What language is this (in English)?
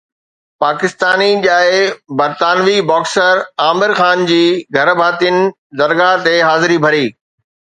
Sindhi